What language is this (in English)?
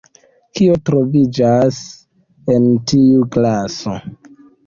Esperanto